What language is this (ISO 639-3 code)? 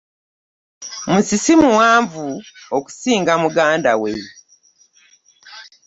lug